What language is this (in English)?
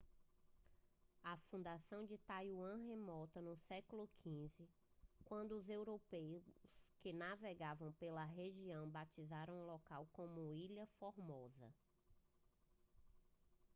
Portuguese